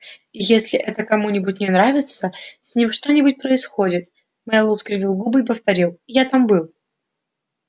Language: Russian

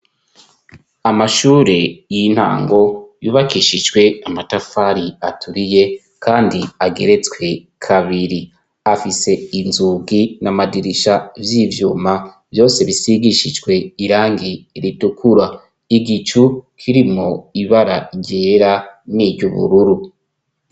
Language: Rundi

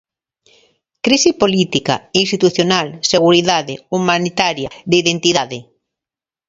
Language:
Galician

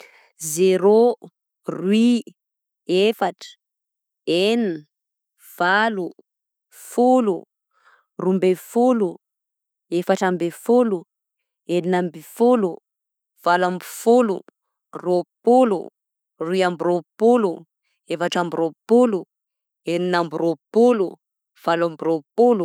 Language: Southern Betsimisaraka Malagasy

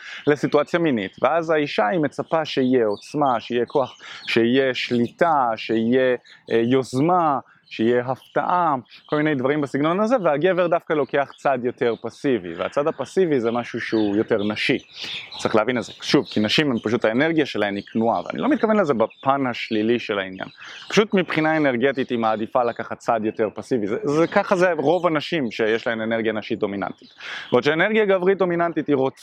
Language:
Hebrew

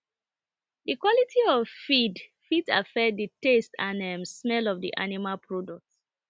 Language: Nigerian Pidgin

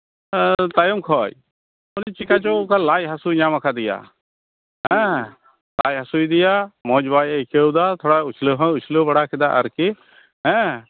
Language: Santali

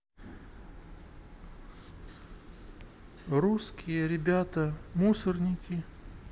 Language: Russian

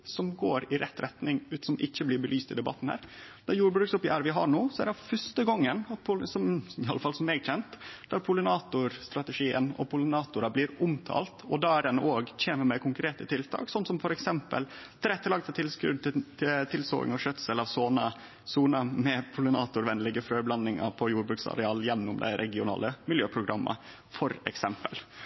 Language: Norwegian Nynorsk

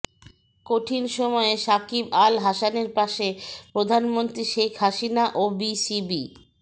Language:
Bangla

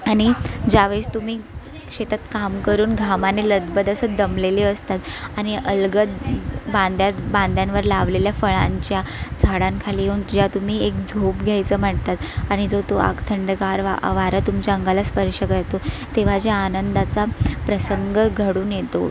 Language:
Marathi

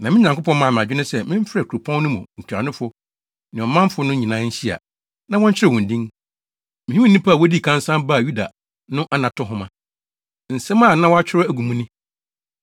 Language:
Akan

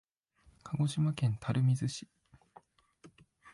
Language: Japanese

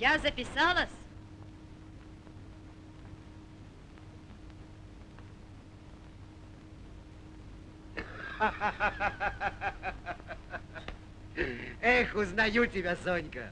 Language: Russian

